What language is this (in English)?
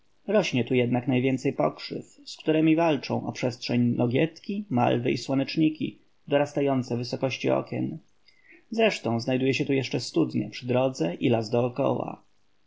Polish